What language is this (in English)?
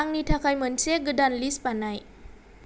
Bodo